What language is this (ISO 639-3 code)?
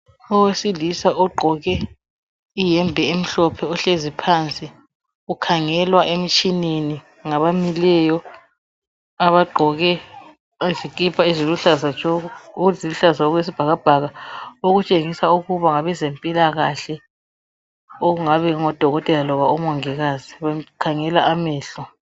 nde